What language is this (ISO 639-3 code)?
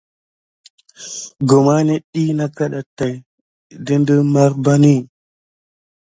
gid